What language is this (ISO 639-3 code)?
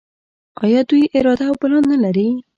pus